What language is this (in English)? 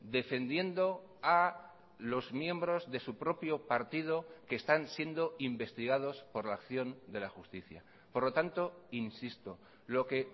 Spanish